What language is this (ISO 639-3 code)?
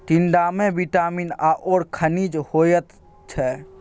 mai